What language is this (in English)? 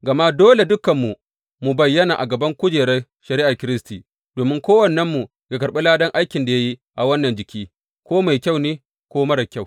Hausa